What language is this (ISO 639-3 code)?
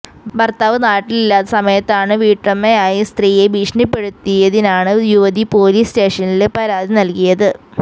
mal